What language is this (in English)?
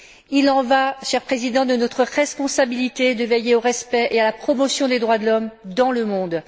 French